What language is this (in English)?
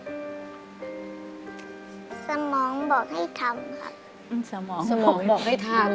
Thai